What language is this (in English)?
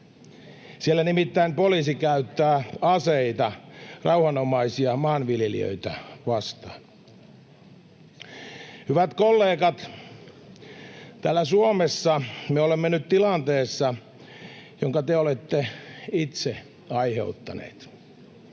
Finnish